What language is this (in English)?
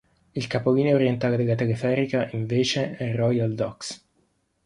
Italian